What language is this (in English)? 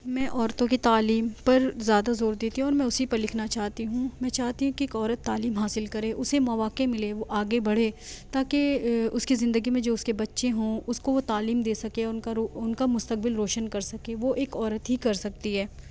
Urdu